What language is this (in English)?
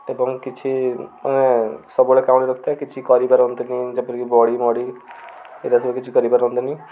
Odia